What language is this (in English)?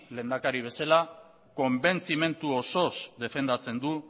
Basque